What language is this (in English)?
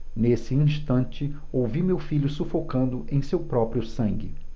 Portuguese